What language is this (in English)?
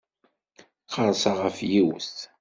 Kabyle